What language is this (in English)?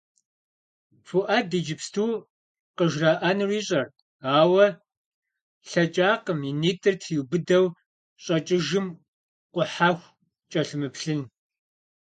Kabardian